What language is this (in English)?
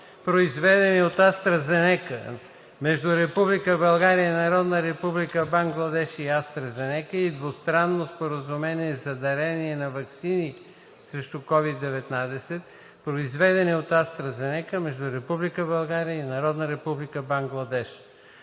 Bulgarian